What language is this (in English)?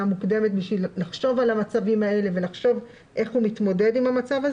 Hebrew